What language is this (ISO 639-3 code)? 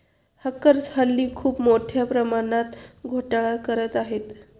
mar